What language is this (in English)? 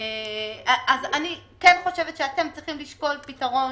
Hebrew